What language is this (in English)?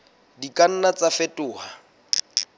Southern Sotho